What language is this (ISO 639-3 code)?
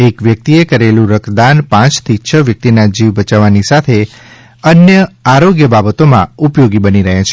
guj